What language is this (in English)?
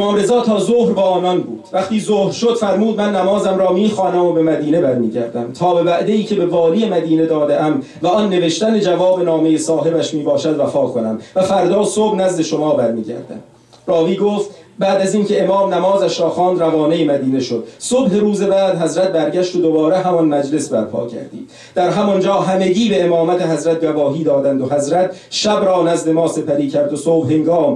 Persian